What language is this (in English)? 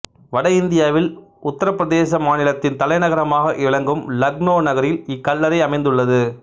Tamil